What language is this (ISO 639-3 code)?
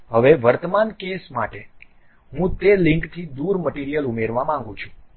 guj